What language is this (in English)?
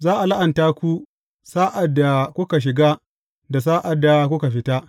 Hausa